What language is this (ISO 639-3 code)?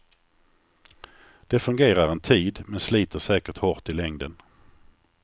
swe